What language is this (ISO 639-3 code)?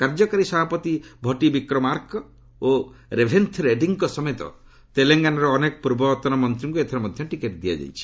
ori